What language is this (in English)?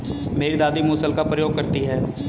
Hindi